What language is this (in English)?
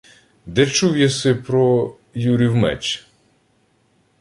Ukrainian